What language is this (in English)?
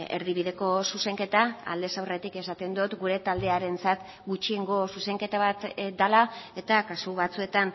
Basque